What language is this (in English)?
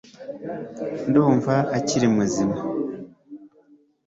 Kinyarwanda